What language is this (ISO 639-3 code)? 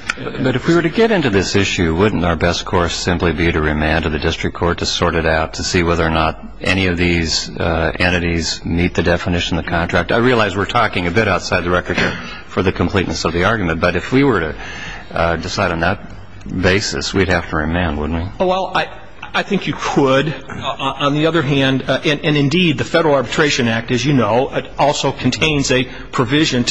eng